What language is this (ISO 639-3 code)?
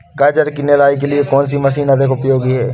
hin